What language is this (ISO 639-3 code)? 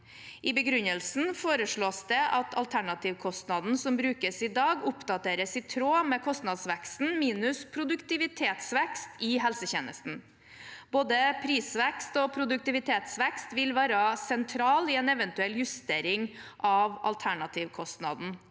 nor